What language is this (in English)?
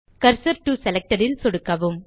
Tamil